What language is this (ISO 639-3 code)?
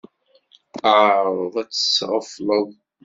kab